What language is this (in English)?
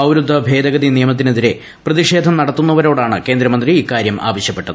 Malayalam